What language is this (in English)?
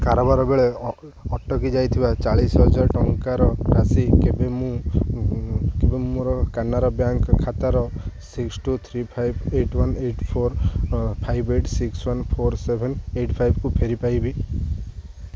Odia